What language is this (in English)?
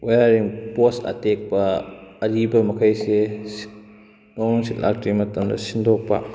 Manipuri